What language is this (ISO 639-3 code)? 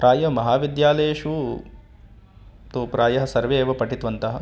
san